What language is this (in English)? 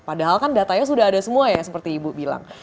Indonesian